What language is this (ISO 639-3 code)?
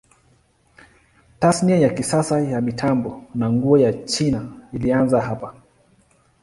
swa